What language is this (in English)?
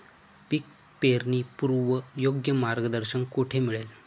Marathi